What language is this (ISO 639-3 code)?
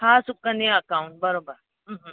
snd